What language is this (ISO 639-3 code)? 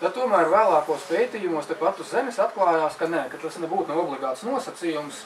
lav